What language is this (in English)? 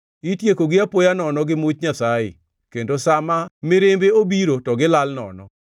Luo (Kenya and Tanzania)